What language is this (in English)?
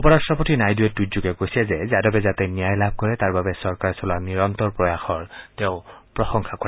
Assamese